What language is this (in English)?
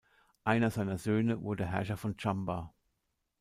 German